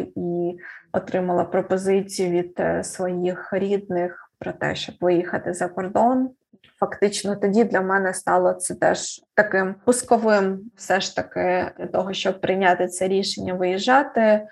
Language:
Ukrainian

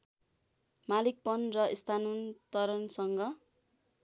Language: Nepali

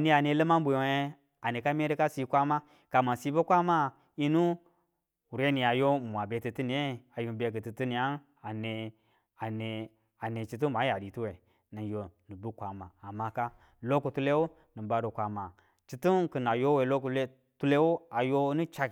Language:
Tula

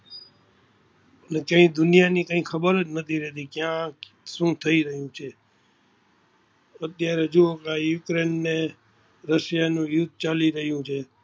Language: Gujarati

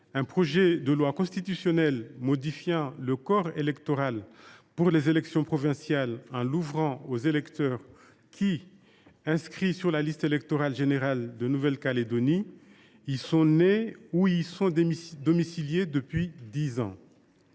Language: French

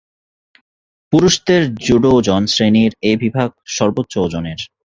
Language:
Bangla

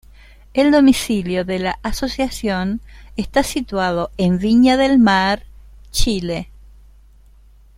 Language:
Spanish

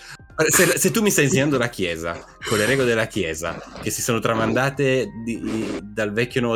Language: Italian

